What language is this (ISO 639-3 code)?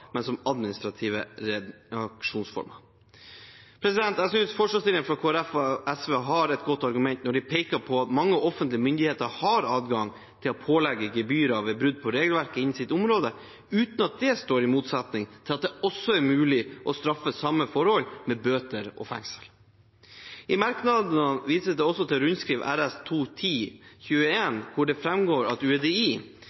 nob